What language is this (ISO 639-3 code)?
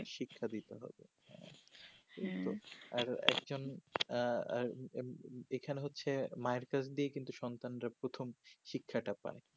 ben